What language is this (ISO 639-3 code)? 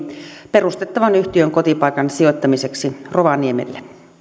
fin